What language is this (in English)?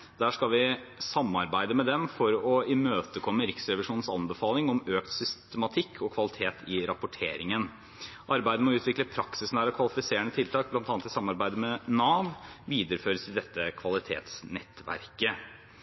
Norwegian Bokmål